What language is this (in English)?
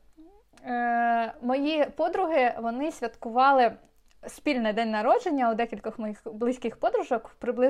Ukrainian